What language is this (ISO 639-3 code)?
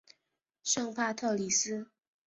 zho